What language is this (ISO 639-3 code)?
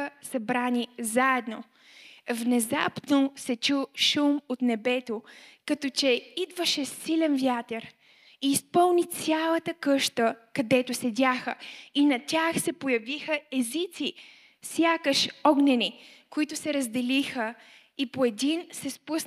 bul